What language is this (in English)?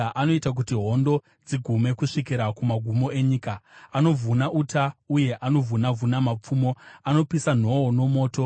Shona